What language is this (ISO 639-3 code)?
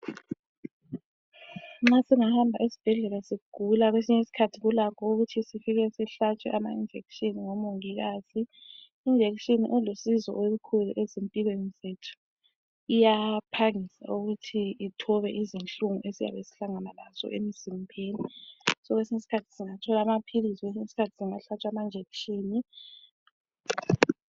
nde